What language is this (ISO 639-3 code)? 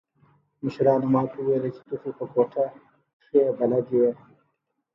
pus